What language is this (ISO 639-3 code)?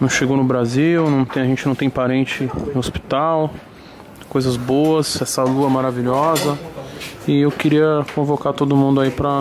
por